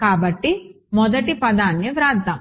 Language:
Telugu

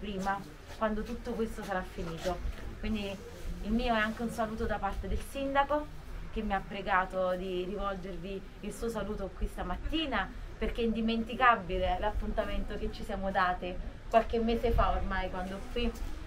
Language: Italian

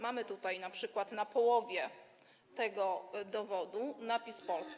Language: Polish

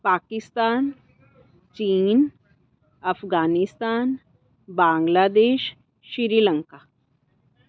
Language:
Punjabi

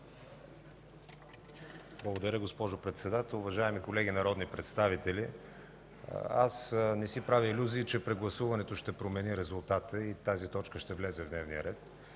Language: Bulgarian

